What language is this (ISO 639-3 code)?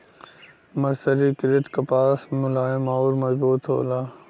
bho